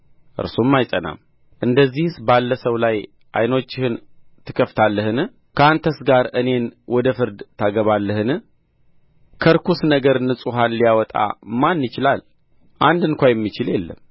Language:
Amharic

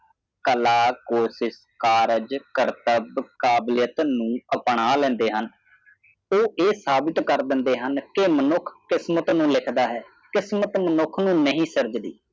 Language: Punjabi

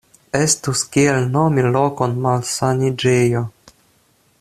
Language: Esperanto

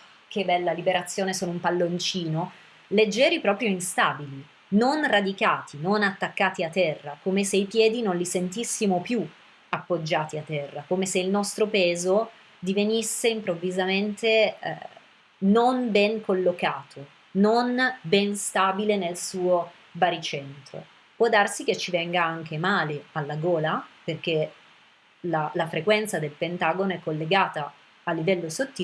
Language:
Italian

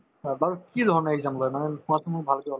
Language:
Assamese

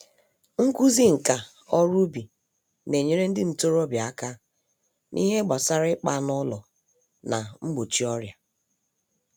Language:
Igbo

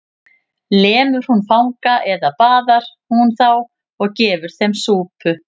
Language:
Icelandic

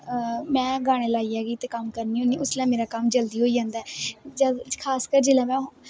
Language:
Dogri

